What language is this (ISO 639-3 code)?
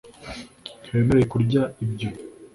kin